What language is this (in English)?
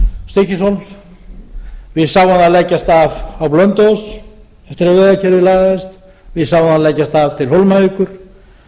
Icelandic